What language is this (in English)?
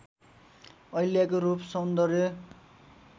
Nepali